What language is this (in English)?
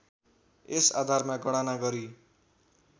Nepali